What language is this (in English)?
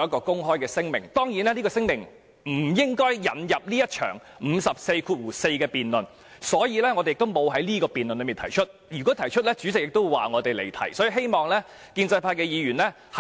Cantonese